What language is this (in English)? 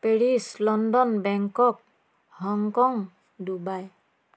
Assamese